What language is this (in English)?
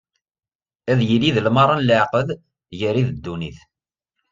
Kabyle